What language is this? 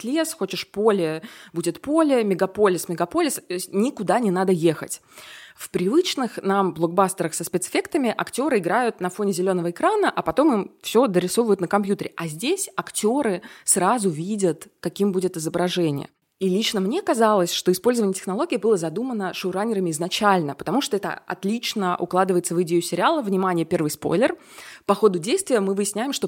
Russian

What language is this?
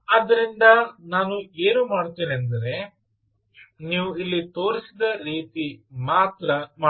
Kannada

